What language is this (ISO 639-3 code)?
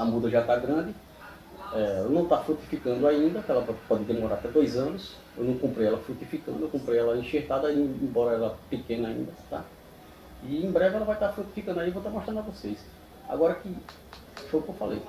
por